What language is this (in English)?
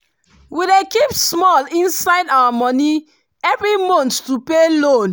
Nigerian Pidgin